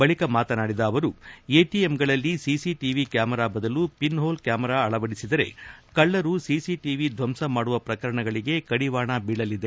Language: Kannada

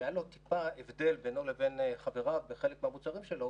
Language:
Hebrew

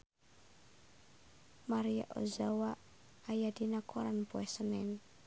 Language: Sundanese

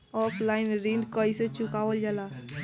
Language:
Bhojpuri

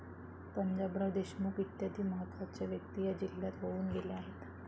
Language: Marathi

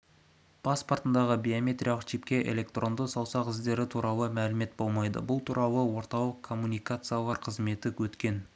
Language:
Kazakh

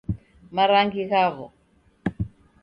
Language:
Taita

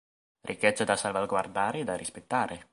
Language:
Italian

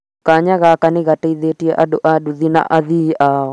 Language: Kikuyu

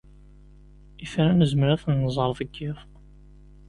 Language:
Kabyle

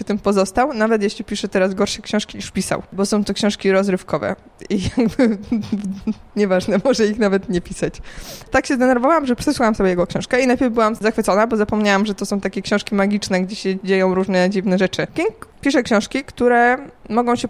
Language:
Polish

